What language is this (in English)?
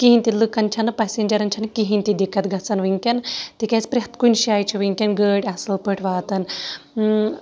Kashmiri